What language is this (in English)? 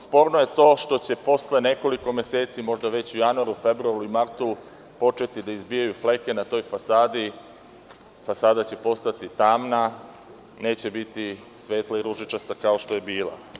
Serbian